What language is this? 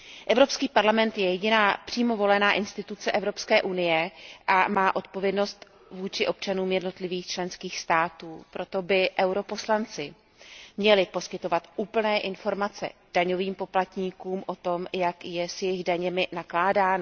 Czech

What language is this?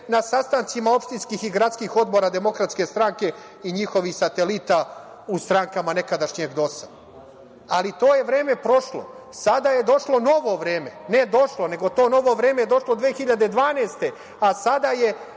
Serbian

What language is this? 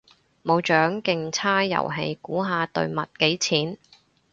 Cantonese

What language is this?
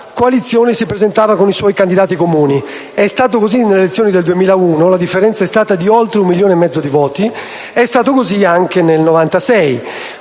Italian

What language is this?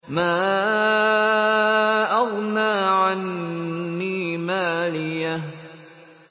Arabic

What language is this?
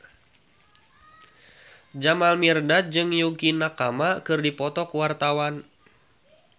Sundanese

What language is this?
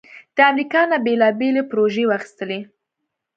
Pashto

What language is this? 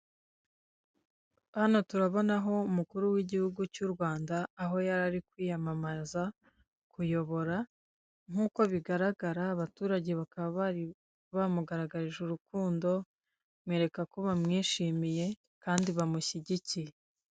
Kinyarwanda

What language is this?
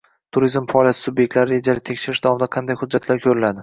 Uzbek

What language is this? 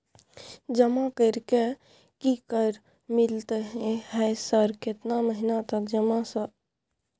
Maithili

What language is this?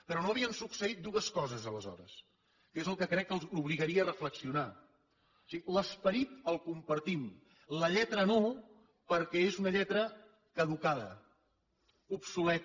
Catalan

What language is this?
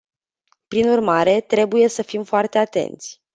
Romanian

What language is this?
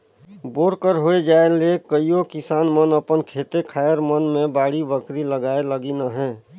Chhattisgarhi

